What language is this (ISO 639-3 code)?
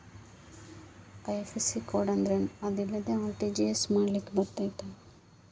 kan